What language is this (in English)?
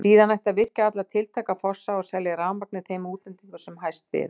Icelandic